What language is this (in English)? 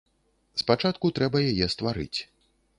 Belarusian